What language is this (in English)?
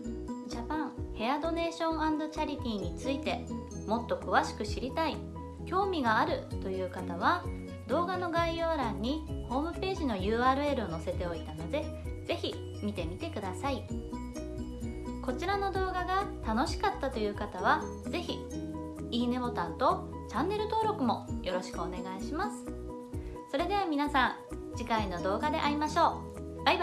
Japanese